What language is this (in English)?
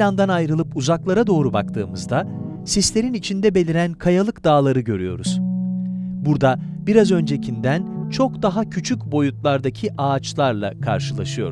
Turkish